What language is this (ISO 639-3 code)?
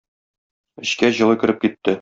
tat